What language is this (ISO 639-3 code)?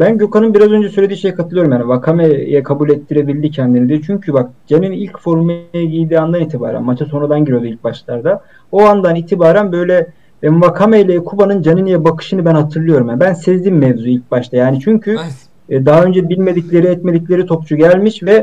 tur